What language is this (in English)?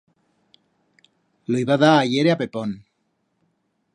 Aragonese